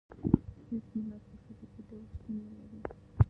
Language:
Pashto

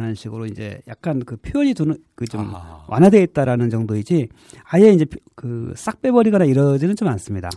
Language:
Korean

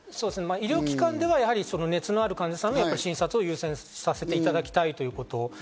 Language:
Japanese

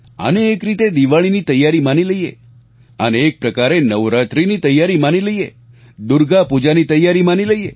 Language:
Gujarati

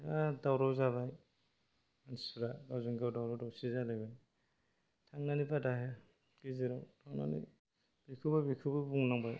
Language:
Bodo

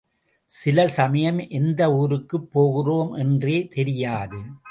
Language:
Tamil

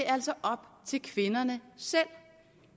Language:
Danish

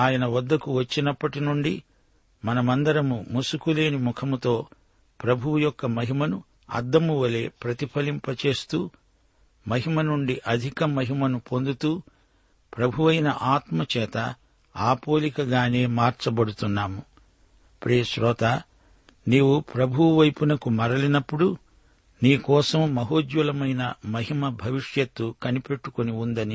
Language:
Telugu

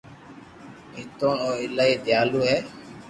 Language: Loarki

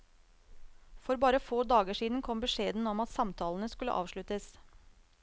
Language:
Norwegian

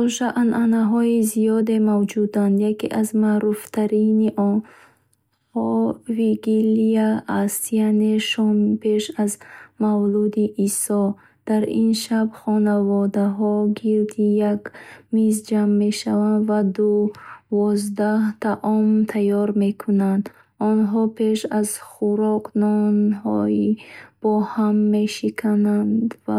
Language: Bukharic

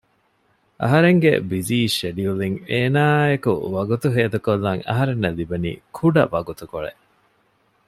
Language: Divehi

